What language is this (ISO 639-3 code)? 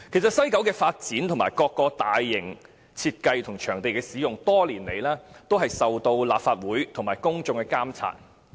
yue